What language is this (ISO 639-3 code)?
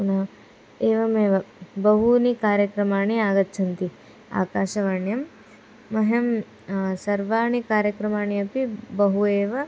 san